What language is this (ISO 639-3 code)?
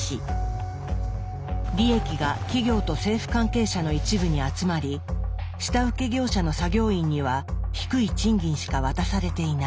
jpn